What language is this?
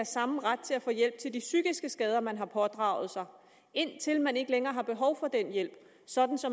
Danish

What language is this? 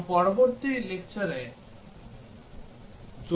Bangla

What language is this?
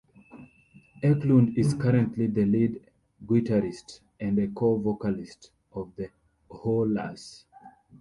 English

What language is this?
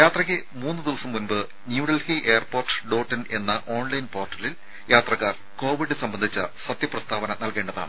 Malayalam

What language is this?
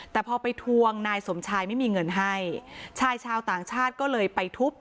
Thai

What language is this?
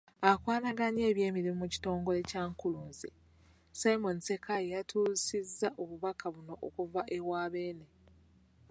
Ganda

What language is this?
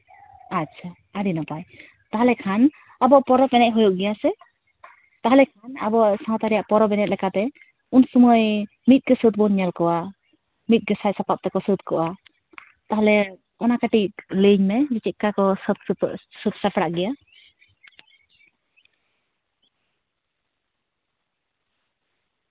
Santali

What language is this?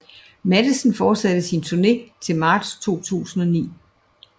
Danish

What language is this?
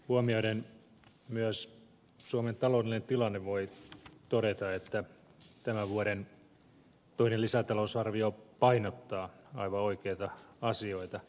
Finnish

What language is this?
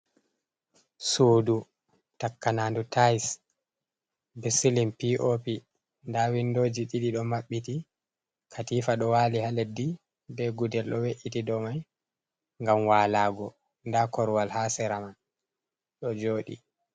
Fula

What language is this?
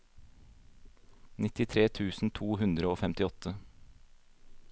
Norwegian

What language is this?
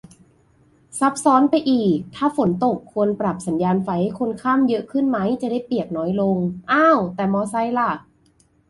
Thai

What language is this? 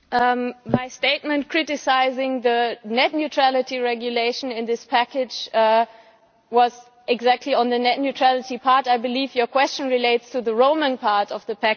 English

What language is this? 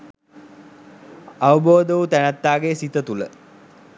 Sinhala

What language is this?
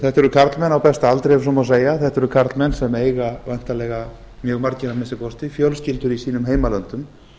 Icelandic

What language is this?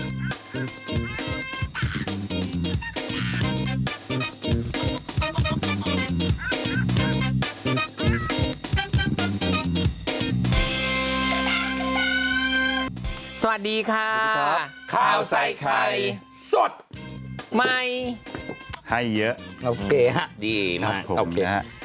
Thai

